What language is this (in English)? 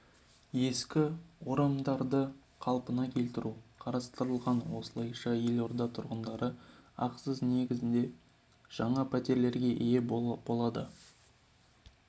Kazakh